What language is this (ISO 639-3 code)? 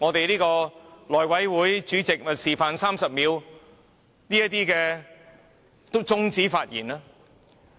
yue